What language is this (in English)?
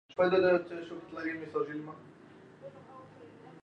Standard Moroccan Tamazight